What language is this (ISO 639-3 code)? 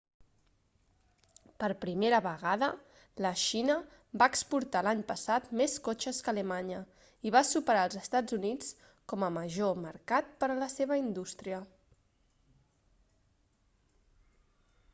cat